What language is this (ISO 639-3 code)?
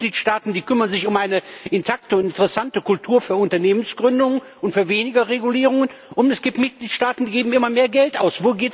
deu